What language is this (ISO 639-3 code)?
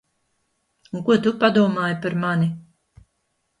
lav